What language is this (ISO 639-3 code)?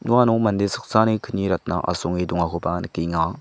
grt